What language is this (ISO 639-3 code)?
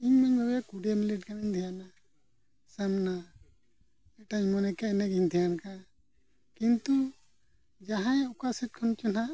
sat